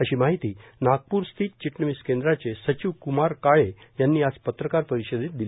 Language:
Marathi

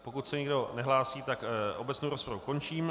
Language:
Czech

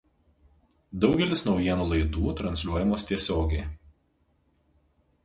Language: Lithuanian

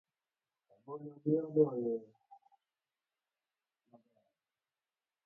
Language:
Luo (Kenya and Tanzania)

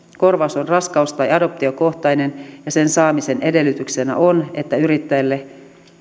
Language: Finnish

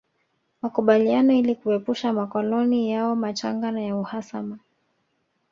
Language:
Swahili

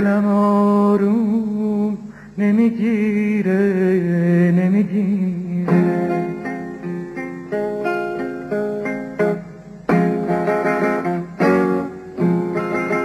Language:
Persian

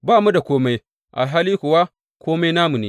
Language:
Hausa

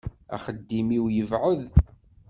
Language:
Kabyle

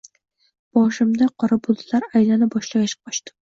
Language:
Uzbek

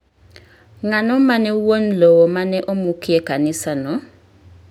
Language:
Luo (Kenya and Tanzania)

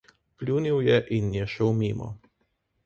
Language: Slovenian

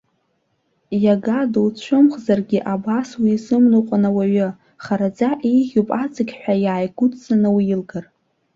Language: Abkhazian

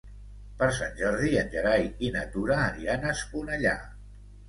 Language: Catalan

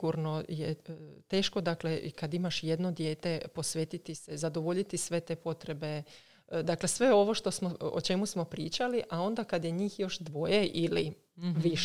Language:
Croatian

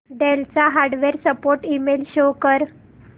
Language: Marathi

